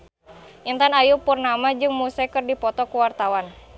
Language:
Sundanese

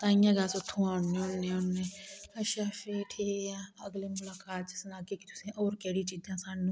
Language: Dogri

